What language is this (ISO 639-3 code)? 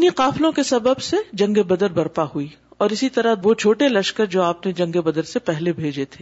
urd